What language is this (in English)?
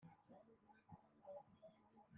Western Frisian